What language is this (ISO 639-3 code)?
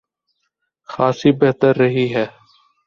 urd